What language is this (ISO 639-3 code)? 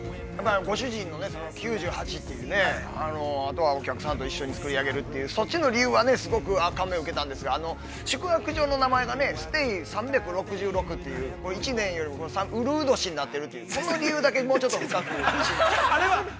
jpn